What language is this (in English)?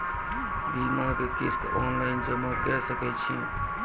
Maithili